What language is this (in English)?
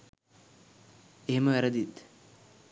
Sinhala